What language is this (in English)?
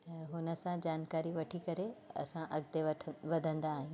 Sindhi